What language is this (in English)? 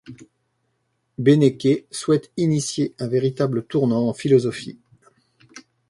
French